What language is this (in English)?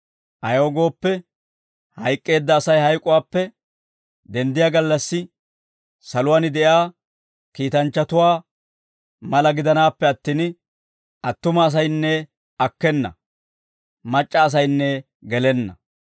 Dawro